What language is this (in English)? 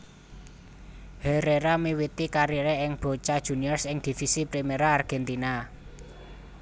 Javanese